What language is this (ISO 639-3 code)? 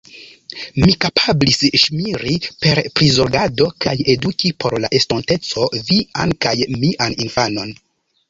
epo